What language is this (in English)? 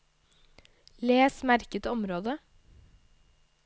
Norwegian